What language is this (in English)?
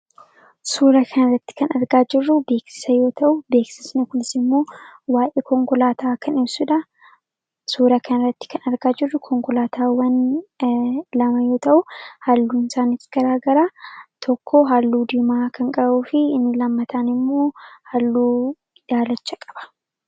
Oromo